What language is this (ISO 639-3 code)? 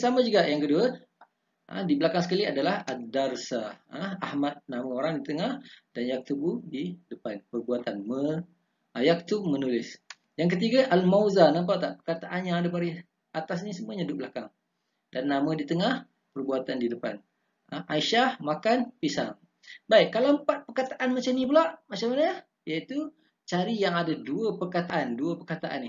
msa